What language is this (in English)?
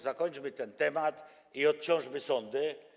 Polish